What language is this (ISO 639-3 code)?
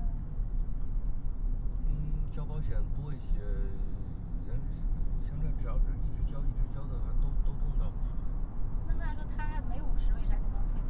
zho